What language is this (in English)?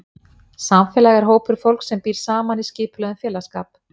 Icelandic